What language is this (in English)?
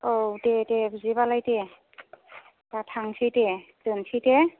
Bodo